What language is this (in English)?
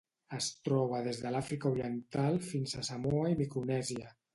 Catalan